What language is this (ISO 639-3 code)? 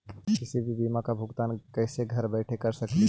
mag